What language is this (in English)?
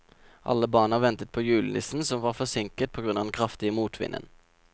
Norwegian